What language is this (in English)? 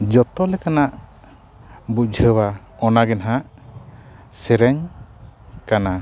Santali